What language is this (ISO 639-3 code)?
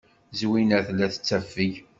kab